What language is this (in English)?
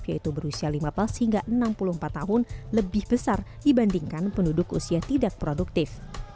Indonesian